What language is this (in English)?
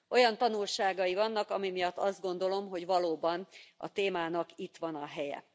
Hungarian